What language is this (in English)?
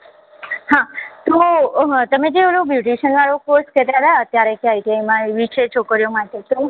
Gujarati